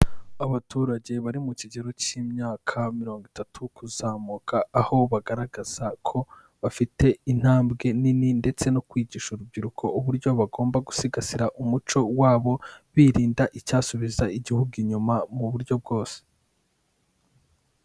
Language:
Kinyarwanda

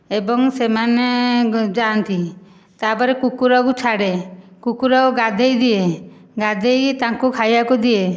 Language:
Odia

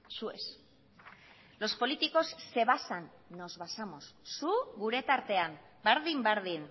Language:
Basque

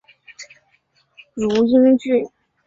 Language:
Chinese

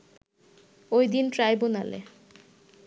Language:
Bangla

